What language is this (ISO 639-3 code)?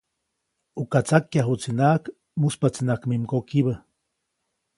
zoc